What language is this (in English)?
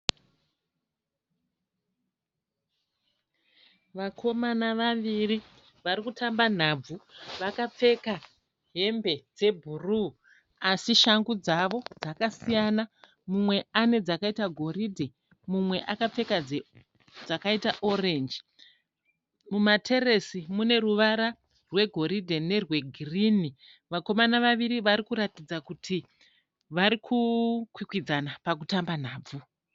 Shona